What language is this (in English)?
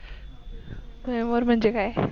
Marathi